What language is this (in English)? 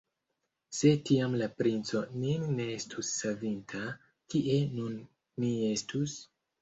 Esperanto